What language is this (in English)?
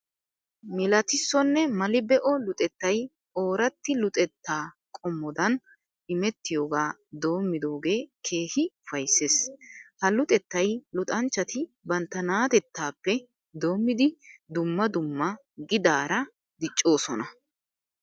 Wolaytta